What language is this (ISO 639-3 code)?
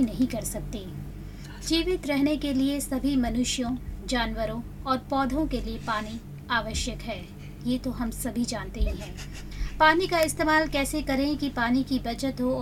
hin